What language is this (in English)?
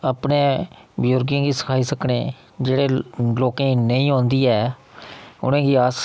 Dogri